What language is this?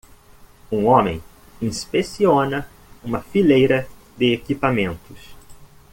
Portuguese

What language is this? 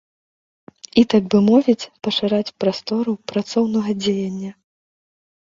Belarusian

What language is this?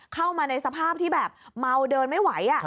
Thai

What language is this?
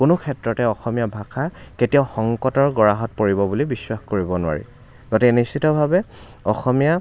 Assamese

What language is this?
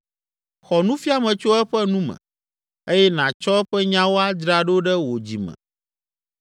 Ewe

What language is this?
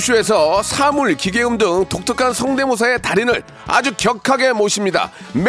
Korean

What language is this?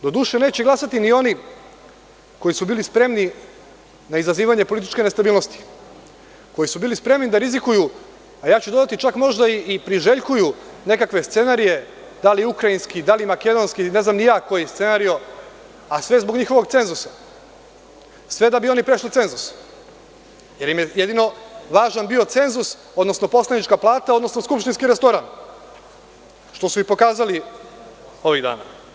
Serbian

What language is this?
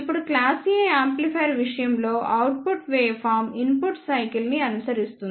Telugu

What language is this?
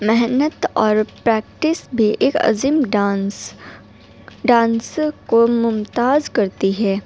Urdu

